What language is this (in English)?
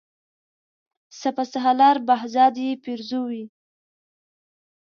Pashto